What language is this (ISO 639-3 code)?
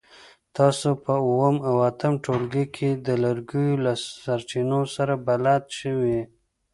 pus